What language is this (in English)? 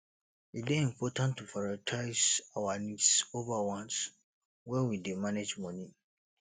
Nigerian Pidgin